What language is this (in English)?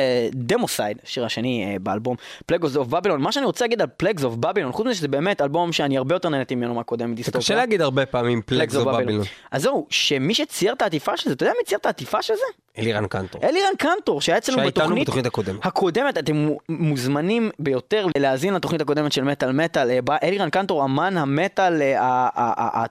Hebrew